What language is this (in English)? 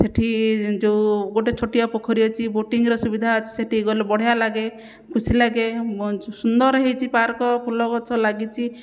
Odia